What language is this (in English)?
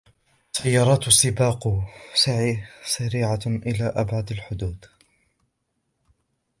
Arabic